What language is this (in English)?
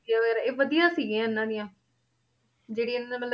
Punjabi